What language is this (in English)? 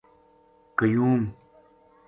Gujari